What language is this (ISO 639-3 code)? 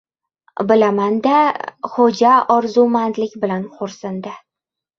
uzb